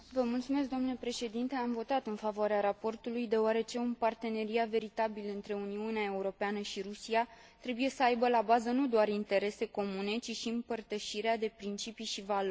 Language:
Romanian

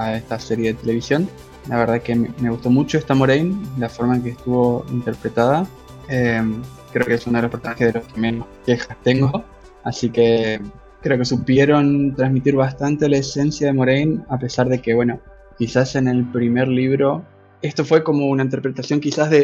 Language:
Spanish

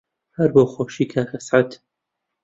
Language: Central Kurdish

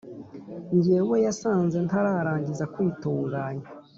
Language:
Kinyarwanda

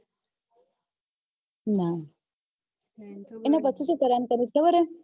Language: Gujarati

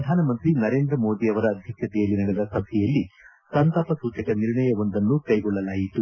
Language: Kannada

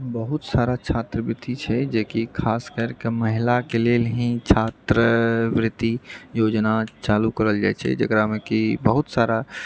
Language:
Maithili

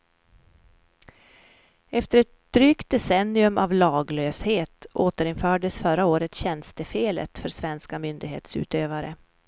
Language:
Swedish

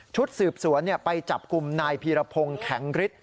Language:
Thai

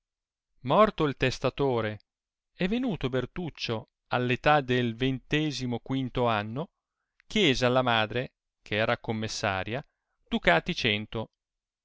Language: Italian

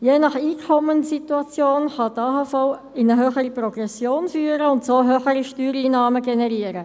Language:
Swiss German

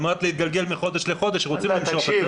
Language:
Hebrew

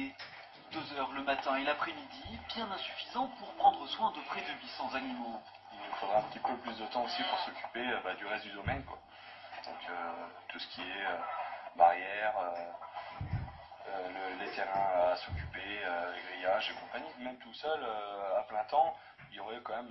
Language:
French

